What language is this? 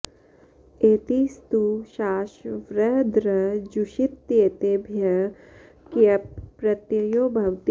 Sanskrit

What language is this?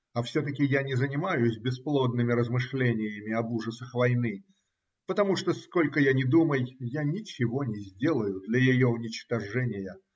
Russian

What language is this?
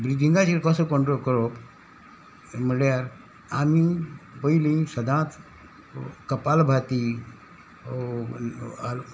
Konkani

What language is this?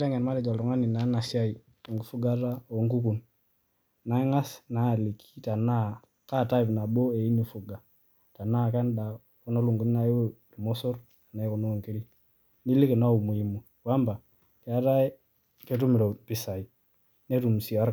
Masai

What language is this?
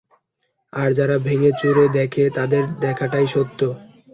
Bangla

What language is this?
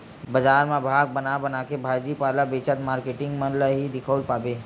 Chhattisgarhi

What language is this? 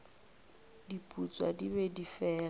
Northern Sotho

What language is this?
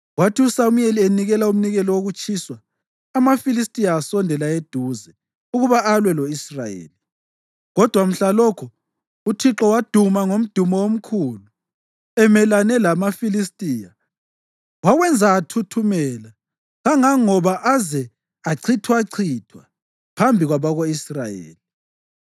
North Ndebele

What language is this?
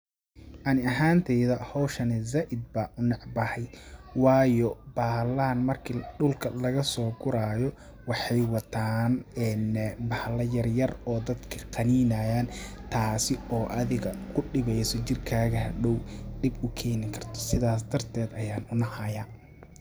Somali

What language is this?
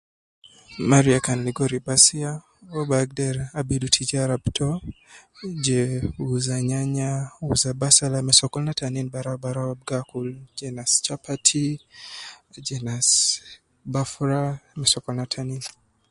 Nubi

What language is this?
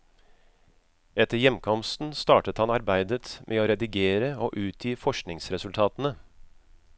Norwegian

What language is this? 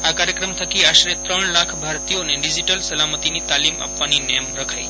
Gujarati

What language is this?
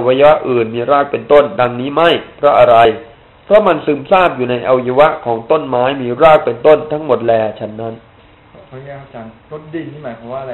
Thai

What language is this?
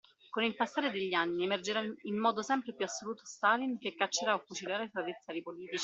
Italian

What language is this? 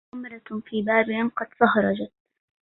Arabic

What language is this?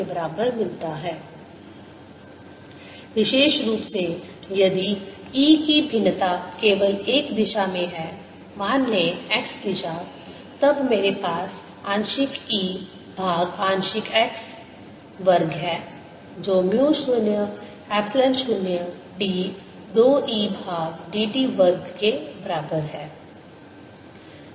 Hindi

